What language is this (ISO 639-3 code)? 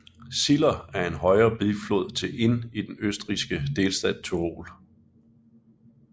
dan